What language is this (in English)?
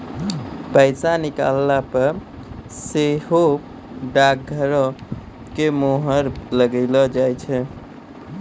Maithili